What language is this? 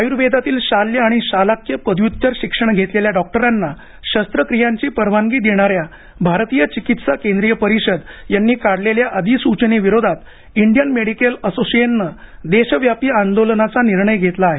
Marathi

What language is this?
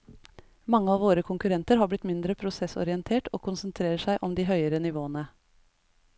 Norwegian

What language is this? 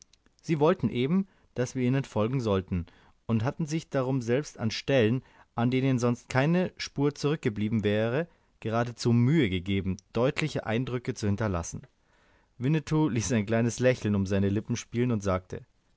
German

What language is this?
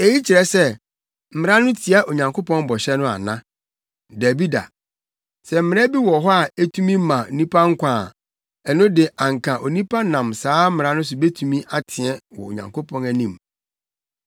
Akan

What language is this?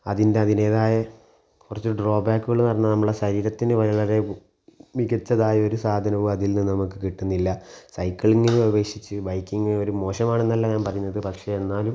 Malayalam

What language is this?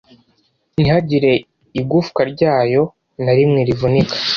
Kinyarwanda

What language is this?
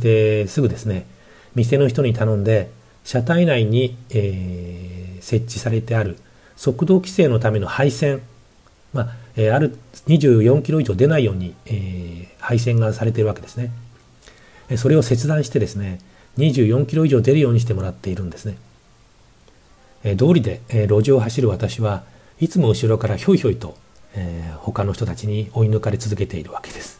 Japanese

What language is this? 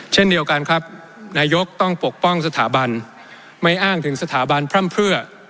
Thai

